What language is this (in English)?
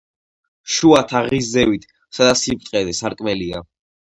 Georgian